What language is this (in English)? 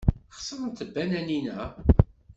Kabyle